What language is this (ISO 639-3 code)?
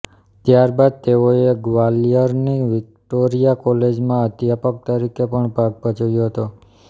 guj